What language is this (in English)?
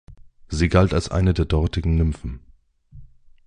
German